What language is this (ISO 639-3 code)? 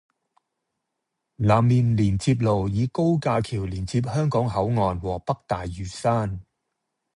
yue